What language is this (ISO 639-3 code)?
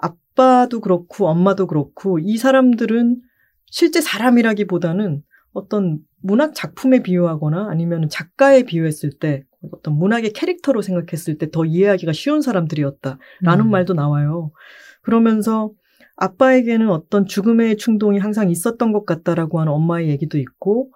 kor